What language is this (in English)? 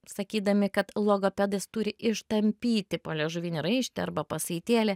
Lithuanian